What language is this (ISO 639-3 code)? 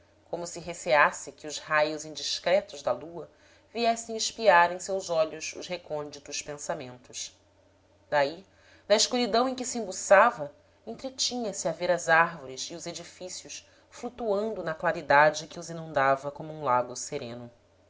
por